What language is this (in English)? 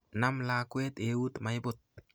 Kalenjin